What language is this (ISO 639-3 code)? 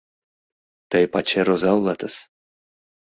chm